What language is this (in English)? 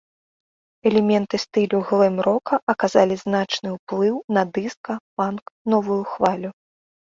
Belarusian